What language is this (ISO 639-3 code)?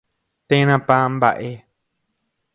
grn